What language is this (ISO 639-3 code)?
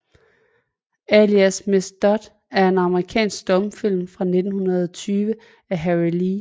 dan